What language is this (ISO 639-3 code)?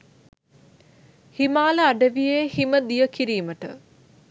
sin